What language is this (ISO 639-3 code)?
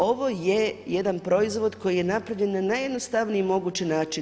hrv